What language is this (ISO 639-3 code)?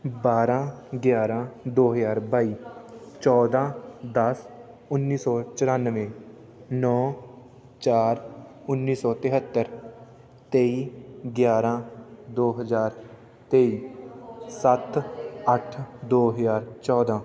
pan